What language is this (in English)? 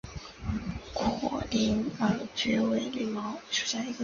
Chinese